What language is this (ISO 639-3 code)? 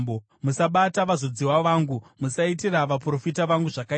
sna